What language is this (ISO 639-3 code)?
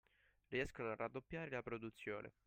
ita